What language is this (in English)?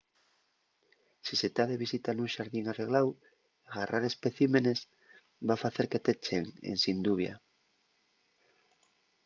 Asturian